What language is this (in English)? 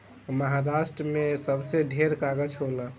Bhojpuri